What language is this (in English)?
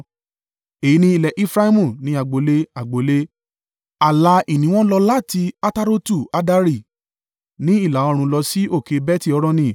Yoruba